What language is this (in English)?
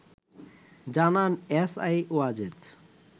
Bangla